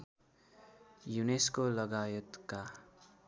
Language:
Nepali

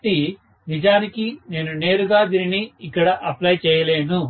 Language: Telugu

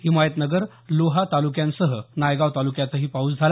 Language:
Marathi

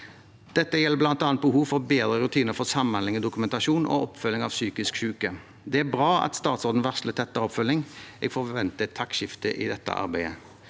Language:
Norwegian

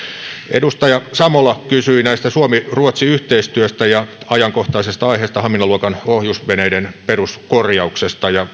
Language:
Finnish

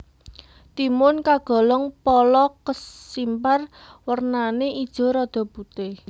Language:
Javanese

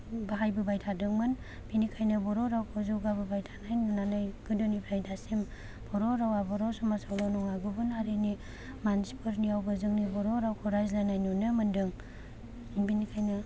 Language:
Bodo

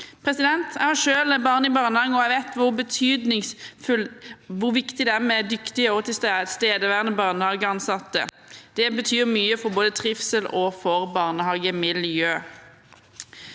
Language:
Norwegian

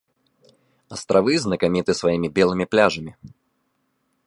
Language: Belarusian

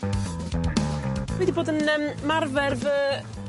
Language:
Welsh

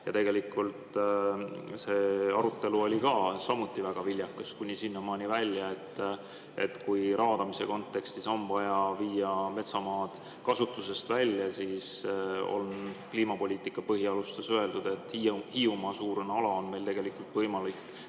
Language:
Estonian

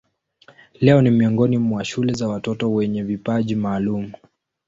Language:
Swahili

